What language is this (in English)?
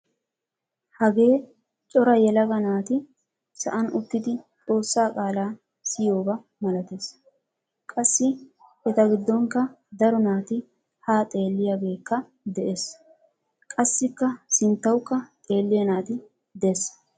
Wolaytta